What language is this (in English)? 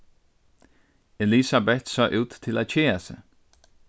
Faroese